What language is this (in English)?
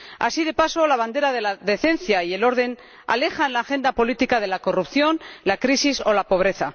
Spanish